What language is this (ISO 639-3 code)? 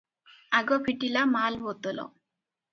ori